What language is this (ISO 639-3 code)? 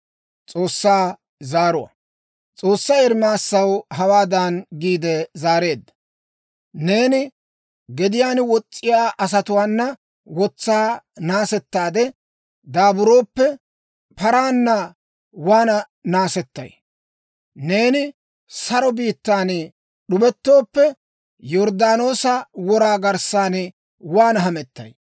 dwr